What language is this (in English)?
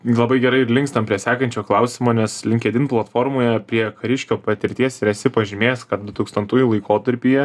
Lithuanian